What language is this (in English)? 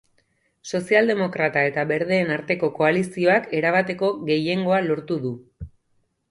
Basque